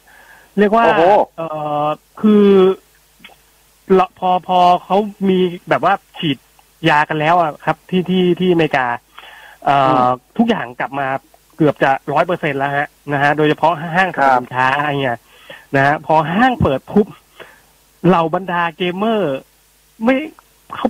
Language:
Thai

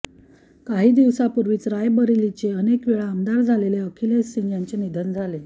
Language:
Marathi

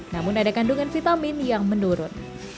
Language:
Indonesian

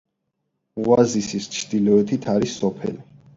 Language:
Georgian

